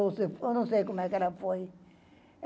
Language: Portuguese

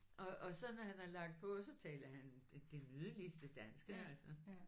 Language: Danish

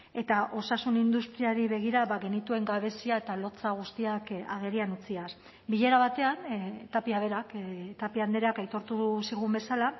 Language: Basque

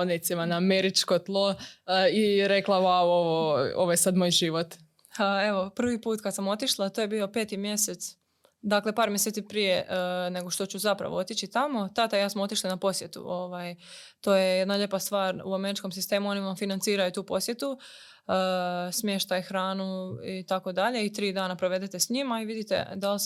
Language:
Croatian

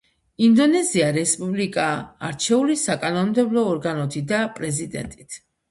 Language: Georgian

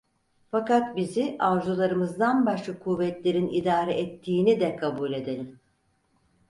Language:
Turkish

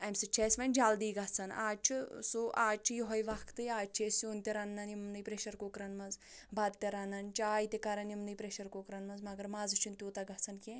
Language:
Kashmiri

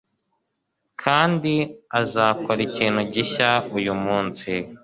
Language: Kinyarwanda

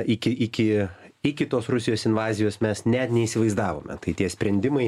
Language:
Lithuanian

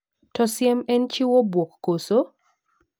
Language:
Luo (Kenya and Tanzania)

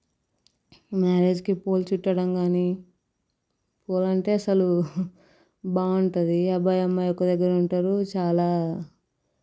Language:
Telugu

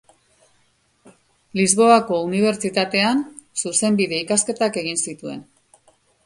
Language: Basque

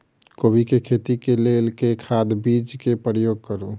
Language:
Maithili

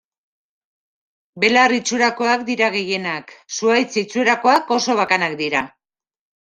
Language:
Basque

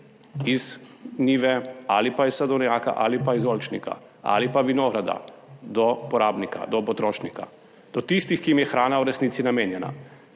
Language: Slovenian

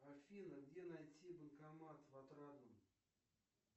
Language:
Russian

